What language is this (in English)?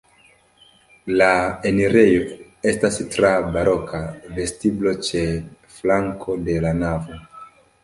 Esperanto